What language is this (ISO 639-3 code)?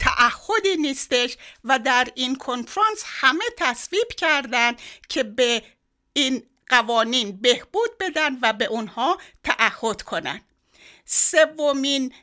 fas